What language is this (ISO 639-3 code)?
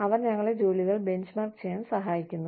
mal